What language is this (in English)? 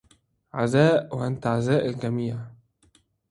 Arabic